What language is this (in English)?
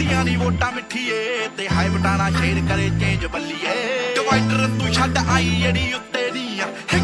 Pashto